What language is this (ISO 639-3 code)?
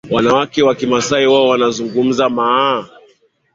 swa